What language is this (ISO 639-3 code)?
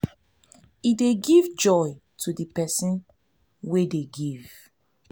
pcm